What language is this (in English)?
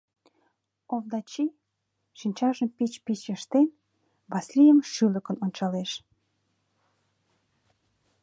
Mari